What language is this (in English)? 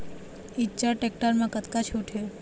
Chhattisgarhi